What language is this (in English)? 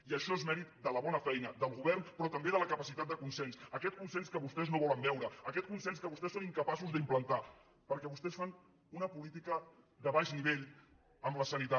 Catalan